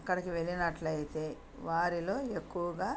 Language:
Telugu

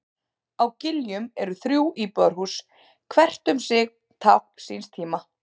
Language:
Icelandic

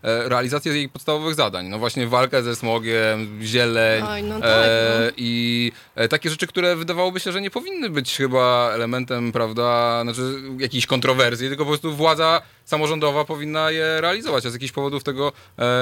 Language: Polish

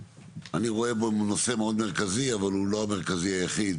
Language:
Hebrew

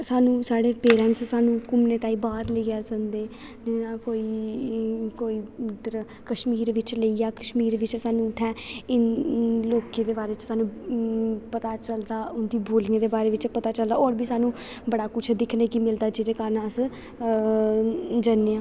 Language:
Dogri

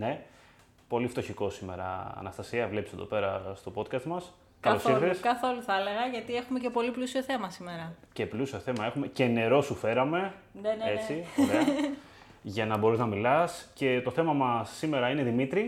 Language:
Greek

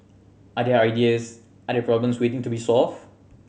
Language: English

